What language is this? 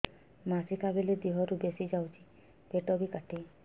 Odia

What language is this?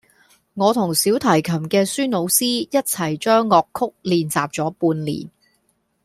Cantonese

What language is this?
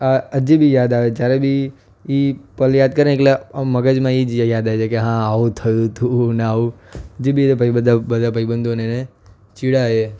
Gujarati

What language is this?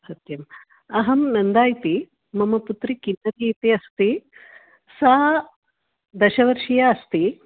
Sanskrit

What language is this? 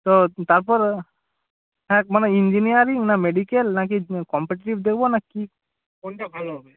Bangla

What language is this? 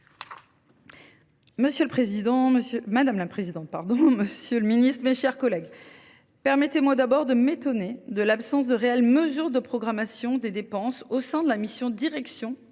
French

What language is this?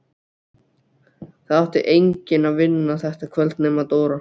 Icelandic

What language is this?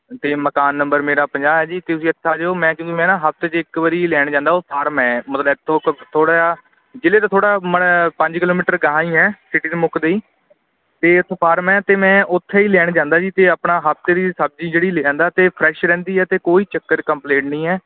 Punjabi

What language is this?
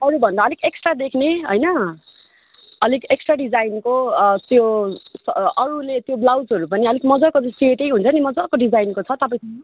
Nepali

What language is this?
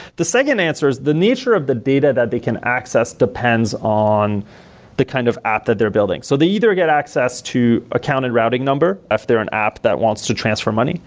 English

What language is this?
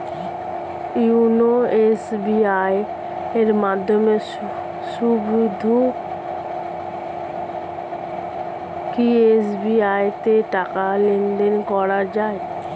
Bangla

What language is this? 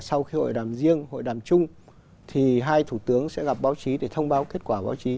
Vietnamese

